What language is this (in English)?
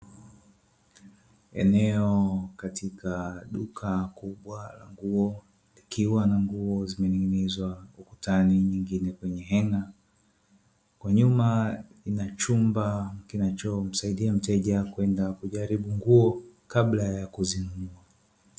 Swahili